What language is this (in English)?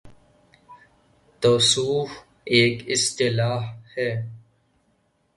Urdu